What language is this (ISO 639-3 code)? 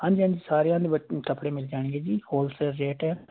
pan